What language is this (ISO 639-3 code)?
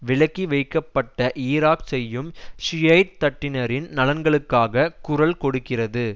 tam